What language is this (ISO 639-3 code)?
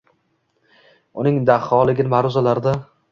uzb